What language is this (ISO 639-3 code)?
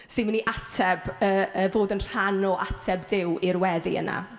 cym